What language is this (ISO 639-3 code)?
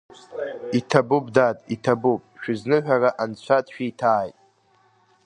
abk